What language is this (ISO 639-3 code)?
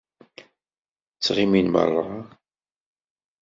kab